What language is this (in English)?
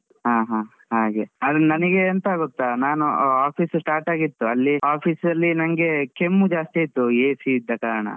Kannada